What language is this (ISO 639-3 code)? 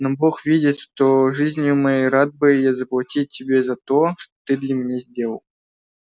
rus